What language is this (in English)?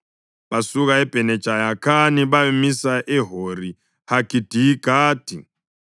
North Ndebele